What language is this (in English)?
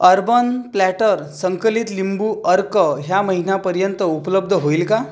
Marathi